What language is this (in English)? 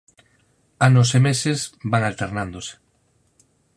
Galician